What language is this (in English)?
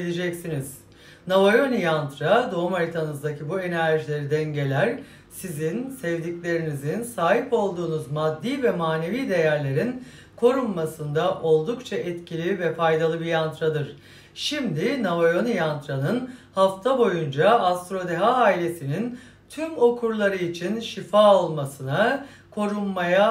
Turkish